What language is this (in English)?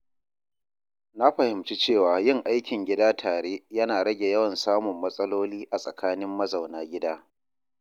Hausa